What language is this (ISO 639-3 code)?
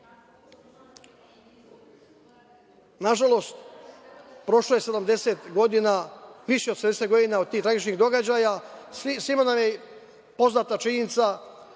srp